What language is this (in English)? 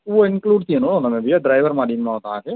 Sindhi